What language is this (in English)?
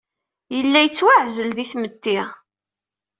Kabyle